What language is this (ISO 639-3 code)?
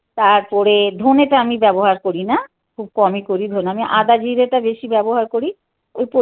ben